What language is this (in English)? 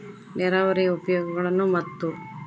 Kannada